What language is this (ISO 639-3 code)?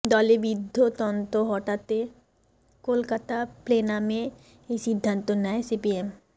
ben